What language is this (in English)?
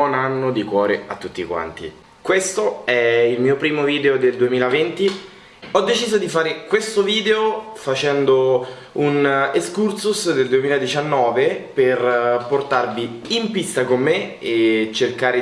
Italian